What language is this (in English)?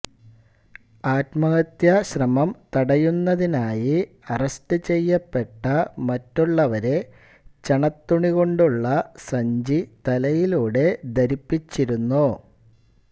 Malayalam